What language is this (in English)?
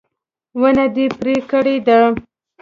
Pashto